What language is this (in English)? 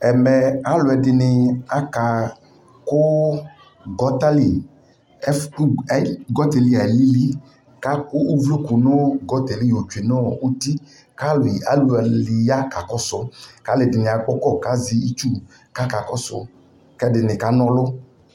Ikposo